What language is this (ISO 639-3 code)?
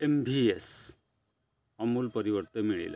ori